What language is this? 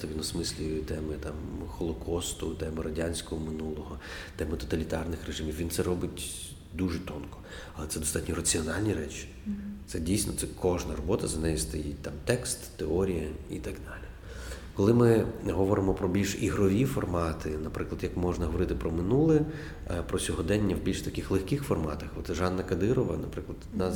Ukrainian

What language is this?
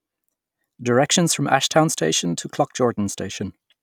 English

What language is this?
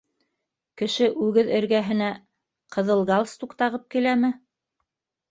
Bashkir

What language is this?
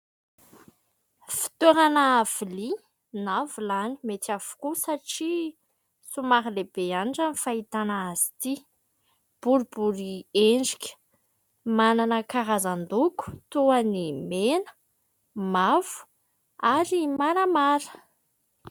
Malagasy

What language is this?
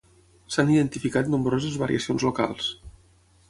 Catalan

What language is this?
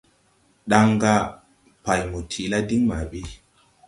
Tupuri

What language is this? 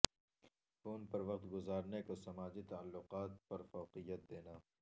Urdu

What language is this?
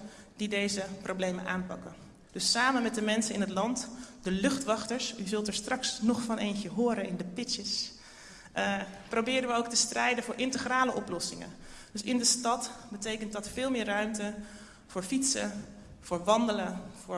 Dutch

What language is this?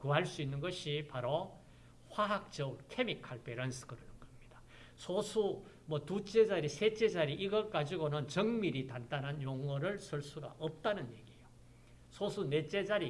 Korean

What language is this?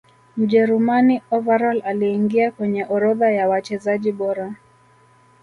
Swahili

